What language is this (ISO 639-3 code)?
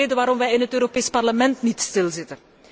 nld